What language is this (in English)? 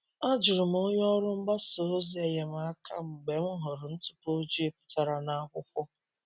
Igbo